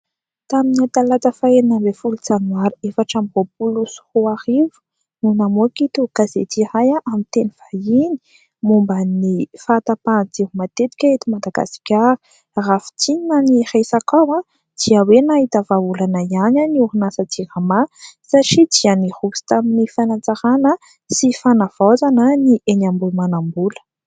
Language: Malagasy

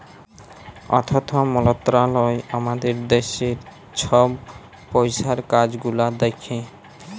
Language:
Bangla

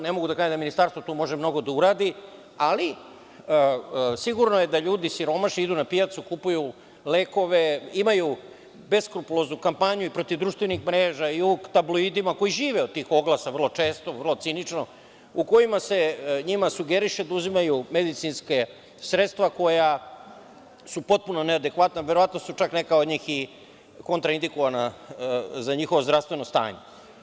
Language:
Serbian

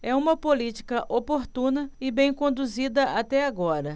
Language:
Portuguese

